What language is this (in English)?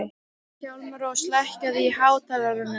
Icelandic